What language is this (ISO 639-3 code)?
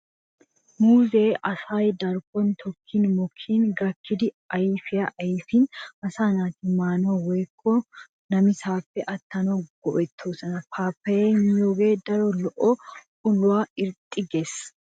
wal